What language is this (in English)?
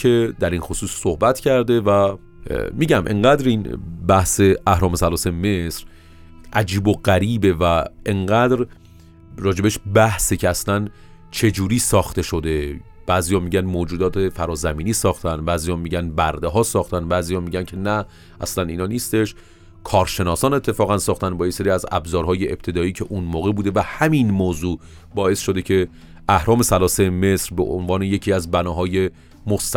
Persian